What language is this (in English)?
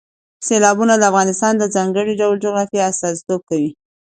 Pashto